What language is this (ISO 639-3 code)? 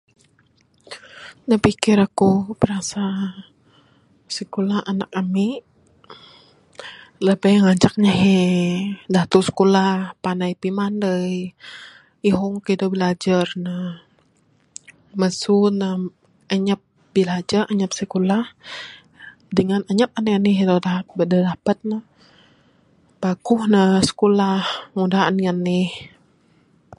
sdo